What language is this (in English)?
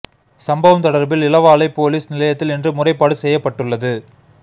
Tamil